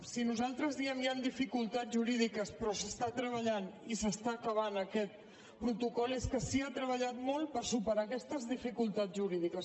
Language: Catalan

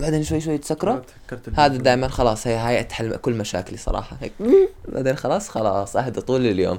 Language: Arabic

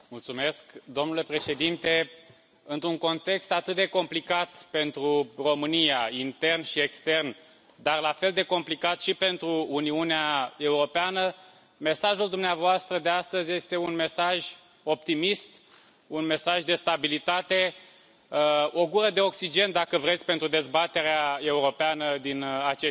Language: Romanian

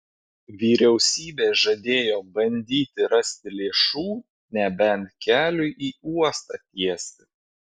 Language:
Lithuanian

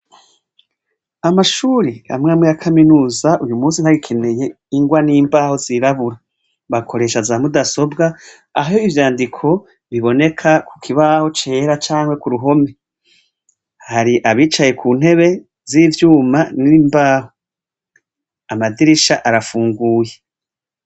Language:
Rundi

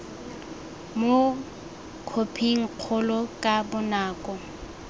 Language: Tswana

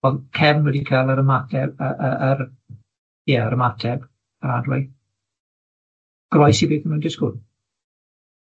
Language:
Welsh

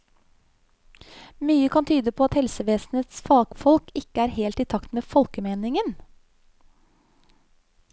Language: Norwegian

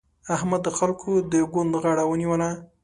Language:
Pashto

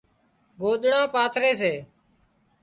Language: Wadiyara Koli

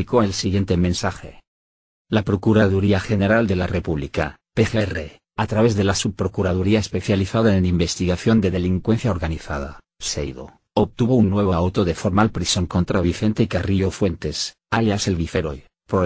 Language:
Spanish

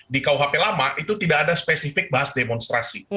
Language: Indonesian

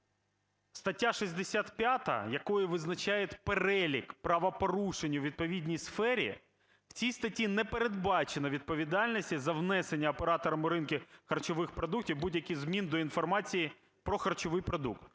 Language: Ukrainian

